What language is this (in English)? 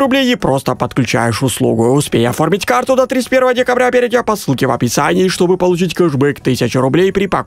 Russian